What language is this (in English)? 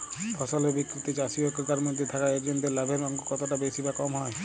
Bangla